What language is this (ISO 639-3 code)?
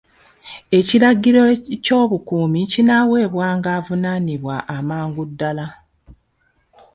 lug